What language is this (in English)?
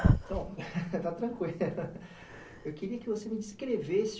Portuguese